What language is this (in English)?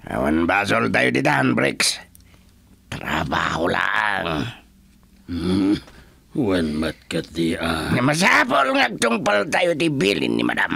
Filipino